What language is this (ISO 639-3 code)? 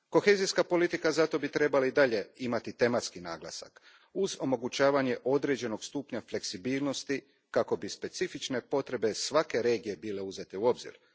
hrv